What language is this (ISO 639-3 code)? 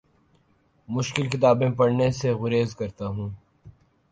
urd